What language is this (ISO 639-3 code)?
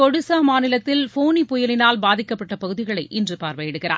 tam